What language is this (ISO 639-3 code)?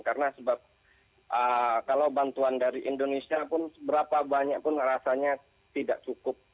ind